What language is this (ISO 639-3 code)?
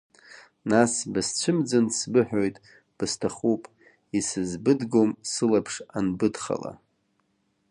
abk